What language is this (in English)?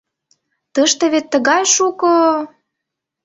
Mari